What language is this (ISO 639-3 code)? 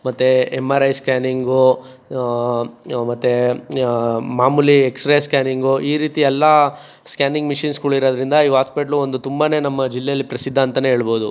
kan